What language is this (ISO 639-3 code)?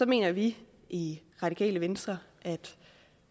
dan